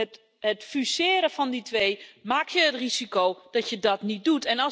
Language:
Dutch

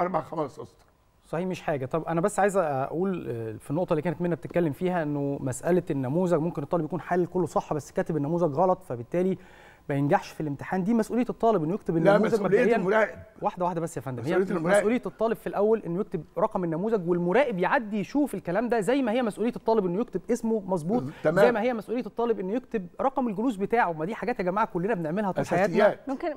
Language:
Arabic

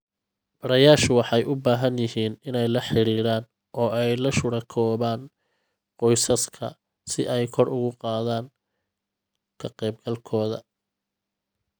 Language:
Somali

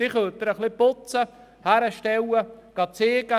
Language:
Swiss German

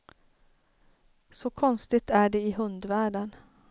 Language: Swedish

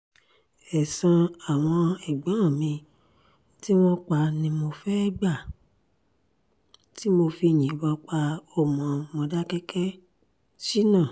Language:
Yoruba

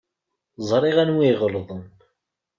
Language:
Kabyle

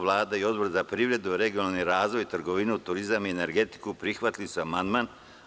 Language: Serbian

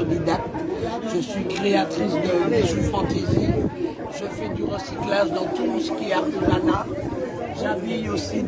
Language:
French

